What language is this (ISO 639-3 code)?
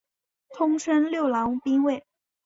zho